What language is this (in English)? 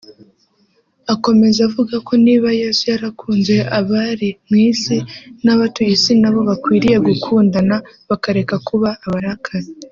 Kinyarwanda